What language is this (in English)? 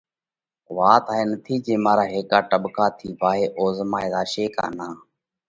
Parkari Koli